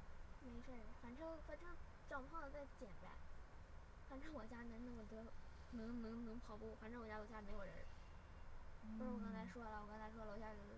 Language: Chinese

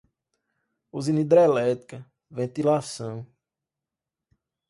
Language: Portuguese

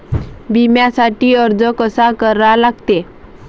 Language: Marathi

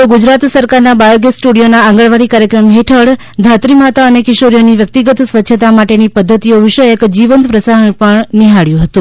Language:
Gujarati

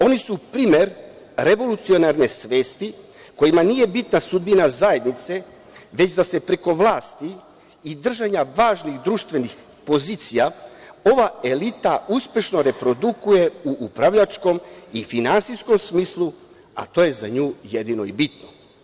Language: Serbian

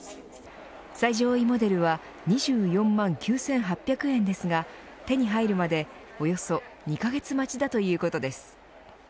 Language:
Japanese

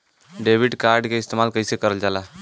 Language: Bhojpuri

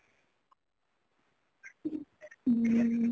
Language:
Odia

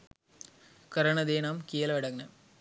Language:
Sinhala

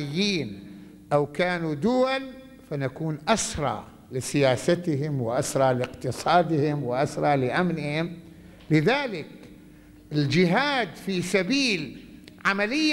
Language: Arabic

